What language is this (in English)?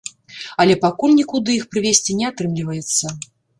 Belarusian